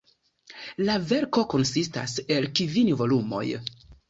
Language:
Esperanto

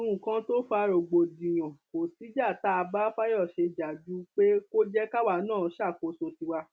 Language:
Yoruba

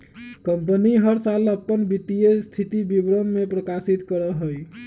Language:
Magahi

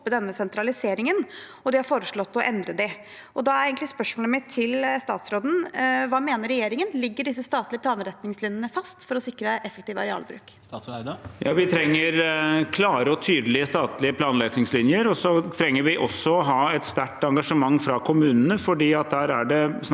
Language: Norwegian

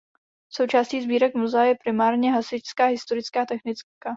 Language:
Czech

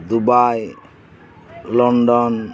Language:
Santali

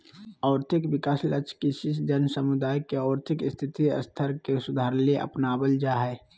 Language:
Magahi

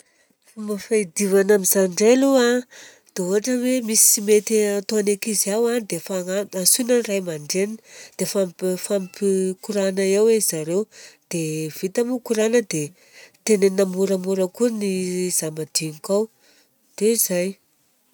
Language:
Southern Betsimisaraka Malagasy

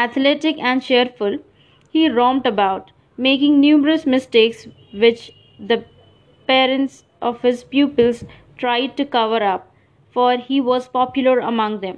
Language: English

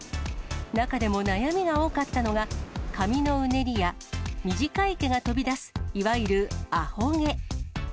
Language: Japanese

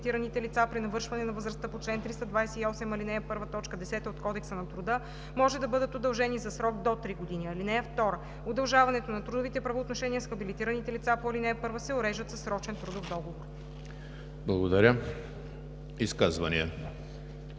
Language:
Bulgarian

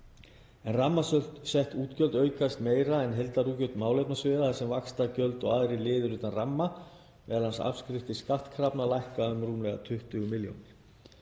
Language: Icelandic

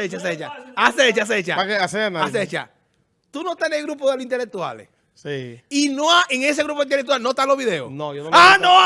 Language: Spanish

